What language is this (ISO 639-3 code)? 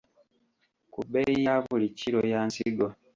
lug